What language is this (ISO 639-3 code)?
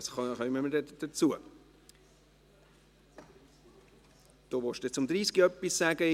gsw